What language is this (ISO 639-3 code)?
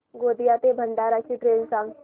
mar